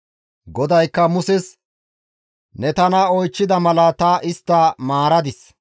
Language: Gamo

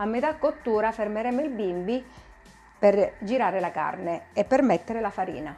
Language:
Italian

